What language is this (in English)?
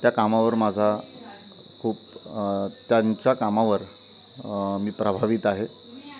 Marathi